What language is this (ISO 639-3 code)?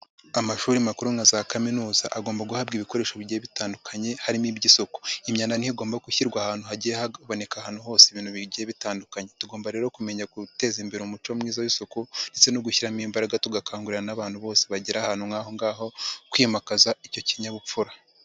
kin